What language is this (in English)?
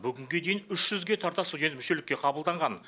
Kazakh